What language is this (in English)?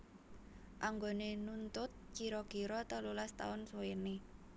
Javanese